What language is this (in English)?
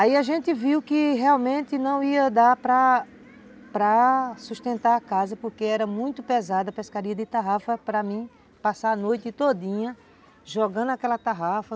Portuguese